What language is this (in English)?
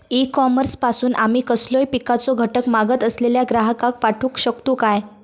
Marathi